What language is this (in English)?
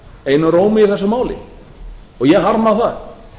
Icelandic